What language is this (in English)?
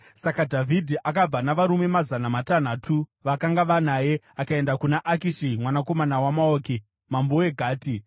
Shona